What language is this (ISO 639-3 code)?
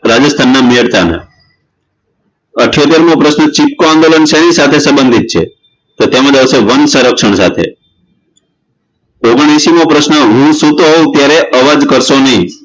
guj